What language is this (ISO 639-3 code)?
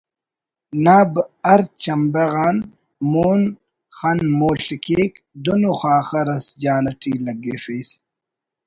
brh